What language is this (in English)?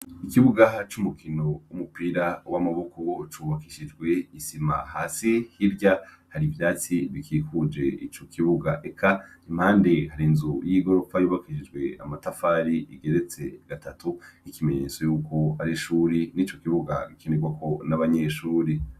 Rundi